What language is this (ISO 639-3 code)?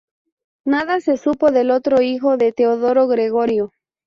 spa